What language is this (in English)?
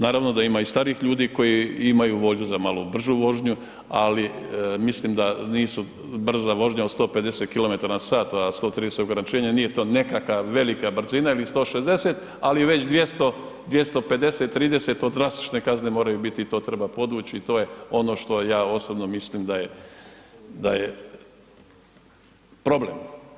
Croatian